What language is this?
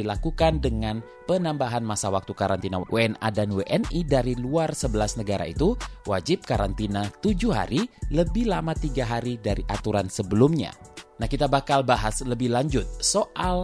Indonesian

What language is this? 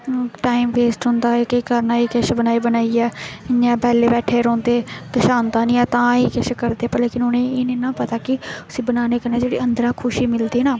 Dogri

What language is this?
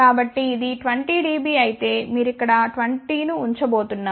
Telugu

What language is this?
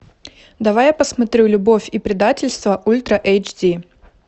Russian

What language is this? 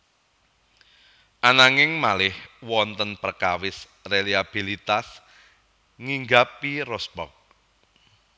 Javanese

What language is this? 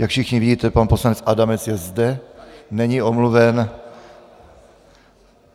Czech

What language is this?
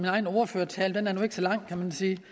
Danish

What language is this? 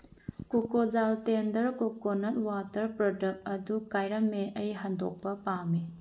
Manipuri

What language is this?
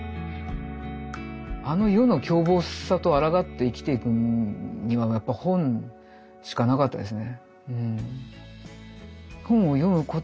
Japanese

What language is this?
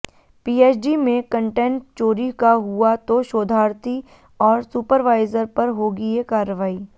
Hindi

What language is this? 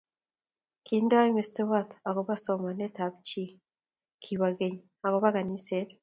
Kalenjin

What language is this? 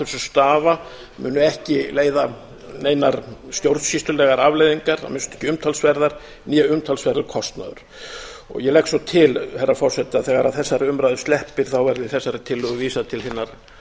Icelandic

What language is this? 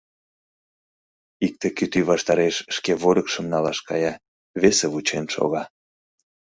Mari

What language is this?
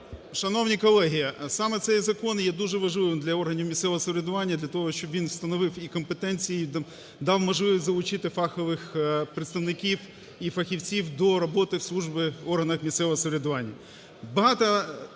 Ukrainian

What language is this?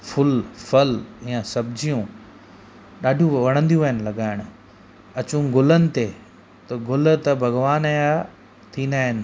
Sindhi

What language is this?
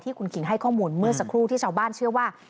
Thai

